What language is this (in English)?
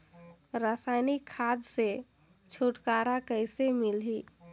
Chhattisgarhi